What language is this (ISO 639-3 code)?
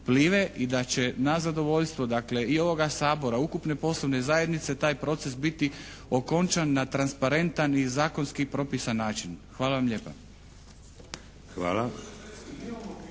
hrv